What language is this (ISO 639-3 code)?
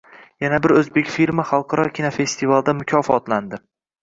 uzb